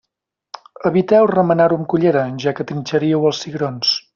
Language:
Catalan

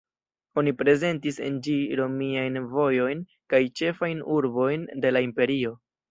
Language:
Esperanto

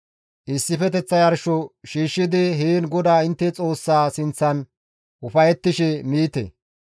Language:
Gamo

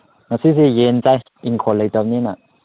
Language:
Manipuri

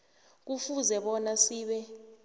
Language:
South Ndebele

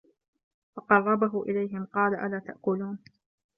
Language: Arabic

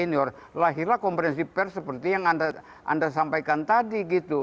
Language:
Indonesian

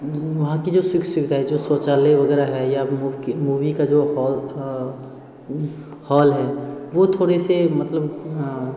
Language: Hindi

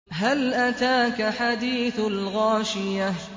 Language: Arabic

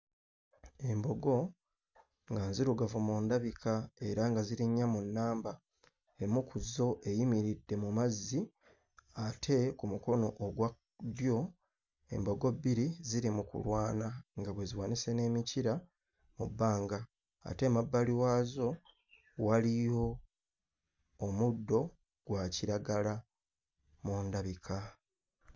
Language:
Ganda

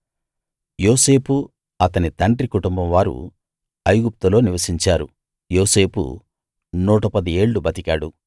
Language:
Telugu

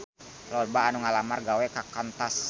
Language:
Sundanese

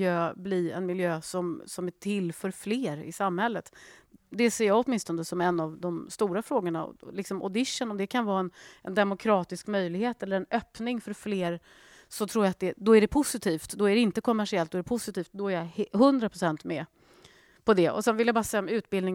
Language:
Swedish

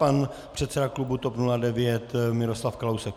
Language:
Czech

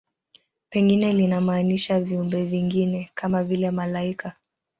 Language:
Swahili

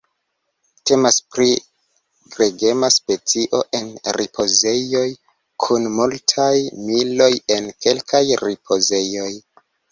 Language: Esperanto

